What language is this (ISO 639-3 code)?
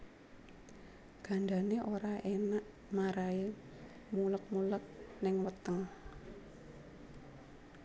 jav